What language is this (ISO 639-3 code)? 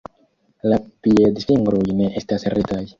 epo